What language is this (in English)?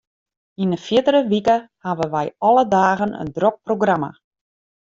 Western Frisian